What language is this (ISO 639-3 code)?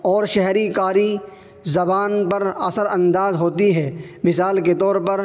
urd